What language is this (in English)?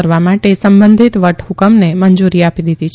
Gujarati